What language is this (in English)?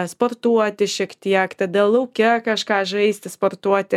Lithuanian